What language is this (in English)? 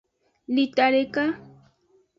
Aja (Benin)